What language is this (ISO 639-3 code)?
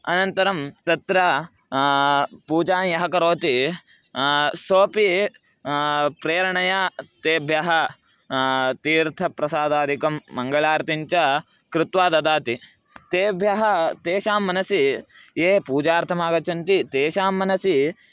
san